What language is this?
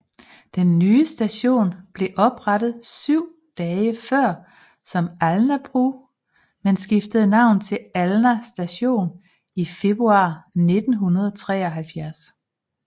Danish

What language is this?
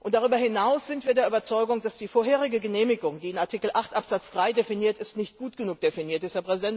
German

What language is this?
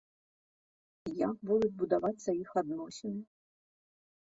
Belarusian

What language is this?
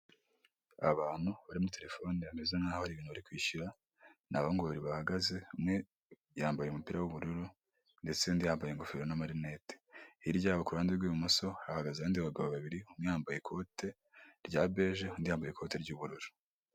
Kinyarwanda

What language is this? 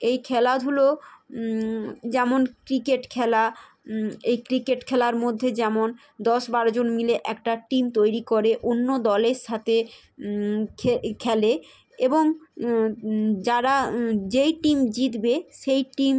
Bangla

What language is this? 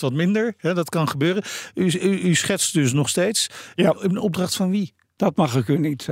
Dutch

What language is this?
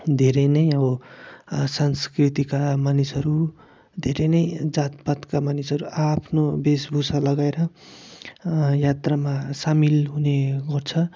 Nepali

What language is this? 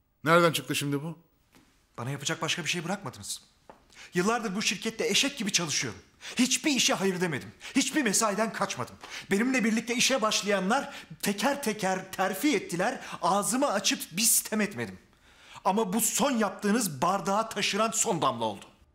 Turkish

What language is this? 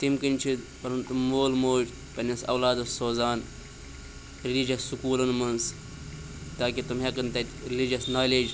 Kashmiri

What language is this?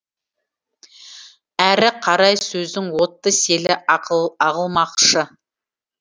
Kazakh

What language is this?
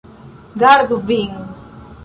Esperanto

